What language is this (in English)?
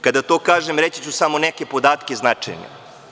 Serbian